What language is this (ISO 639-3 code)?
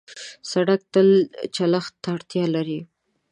pus